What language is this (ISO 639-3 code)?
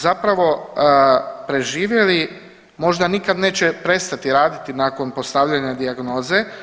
hrv